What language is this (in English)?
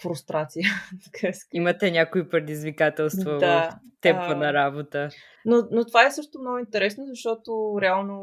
Bulgarian